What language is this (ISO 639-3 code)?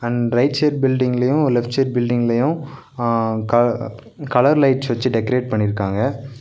tam